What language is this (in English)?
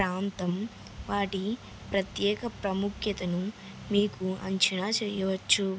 Telugu